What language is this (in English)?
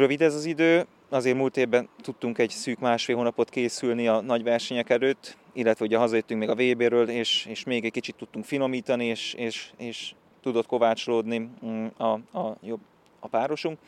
Hungarian